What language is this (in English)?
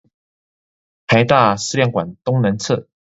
Chinese